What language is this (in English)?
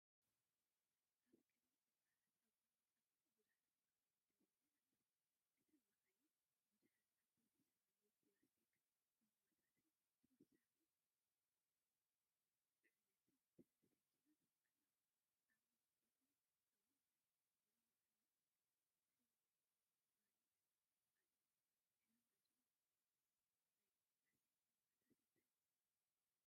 Tigrinya